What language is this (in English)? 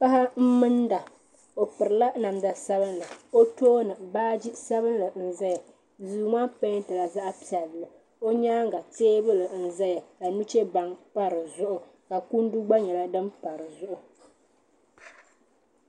Dagbani